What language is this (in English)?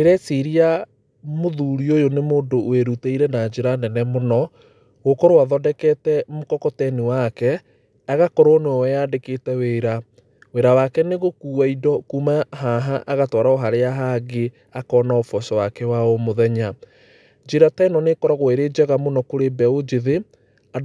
Kikuyu